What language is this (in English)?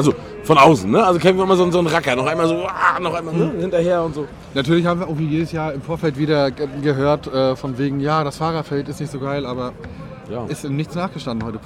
German